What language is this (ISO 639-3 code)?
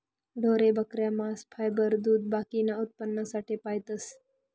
mar